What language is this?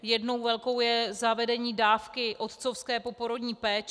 Czech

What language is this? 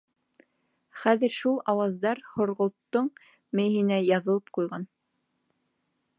Bashkir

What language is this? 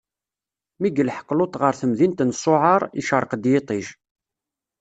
Kabyle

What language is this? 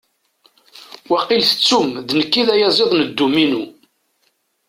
Kabyle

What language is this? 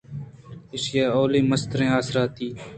Eastern Balochi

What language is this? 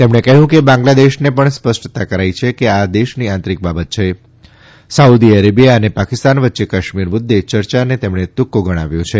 Gujarati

